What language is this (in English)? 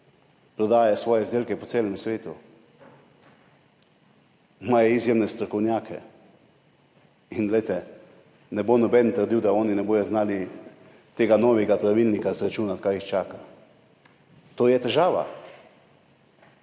Slovenian